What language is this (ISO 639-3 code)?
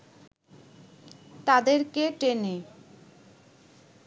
ben